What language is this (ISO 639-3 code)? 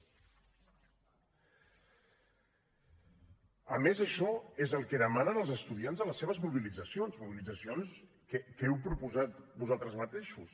cat